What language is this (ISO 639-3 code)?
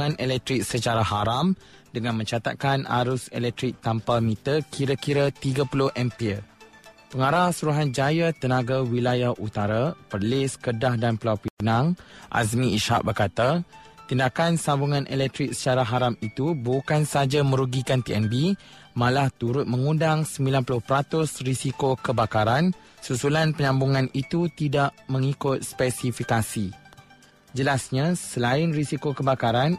msa